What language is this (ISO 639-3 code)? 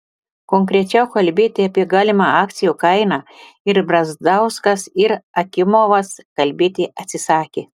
lit